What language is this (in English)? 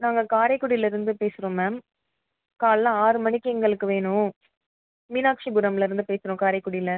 Tamil